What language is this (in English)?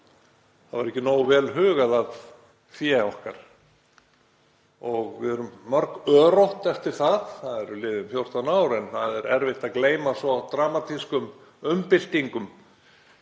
Icelandic